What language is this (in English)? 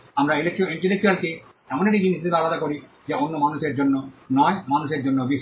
Bangla